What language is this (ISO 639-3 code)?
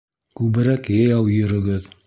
bak